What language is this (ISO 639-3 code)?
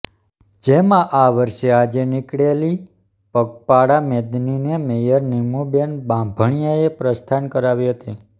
guj